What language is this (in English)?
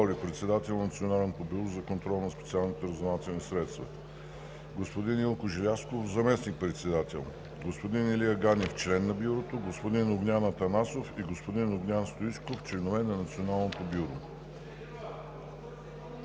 Bulgarian